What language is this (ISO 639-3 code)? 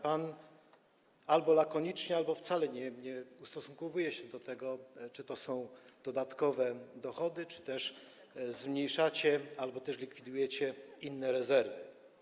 pol